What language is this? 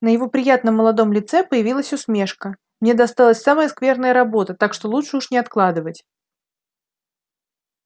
Russian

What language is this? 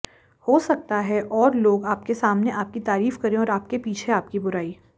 Hindi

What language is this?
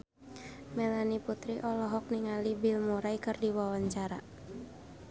Sundanese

